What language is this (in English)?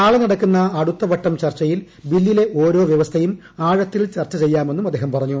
Malayalam